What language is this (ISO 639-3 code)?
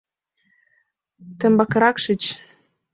chm